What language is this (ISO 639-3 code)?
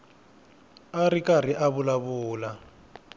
tso